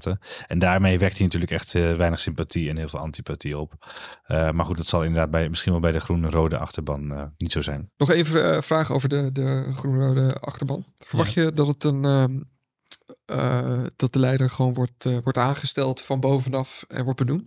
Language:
Dutch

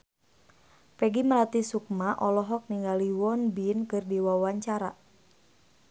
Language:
Sundanese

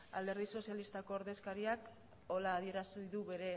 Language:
Basque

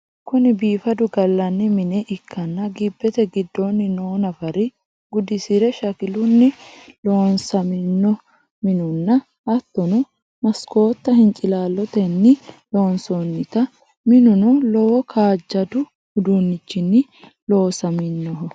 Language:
Sidamo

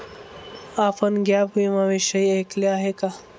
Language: Marathi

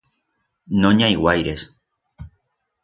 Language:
Aragonese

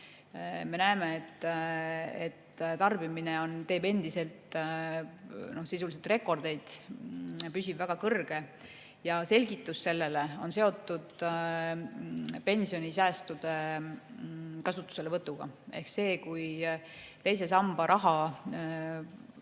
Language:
Estonian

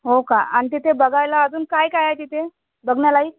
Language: Marathi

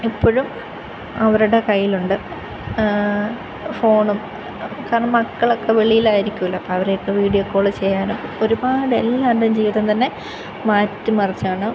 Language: Malayalam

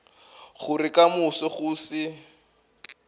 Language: Northern Sotho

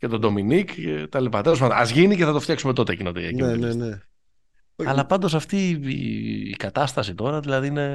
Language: Greek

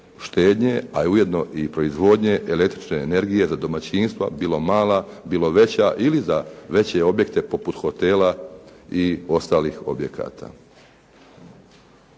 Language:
Croatian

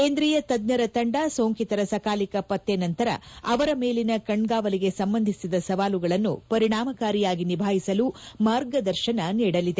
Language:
Kannada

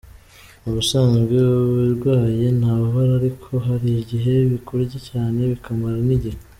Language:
Kinyarwanda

